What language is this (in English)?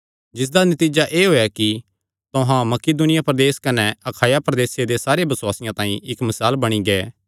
Kangri